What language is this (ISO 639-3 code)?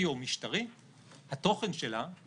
heb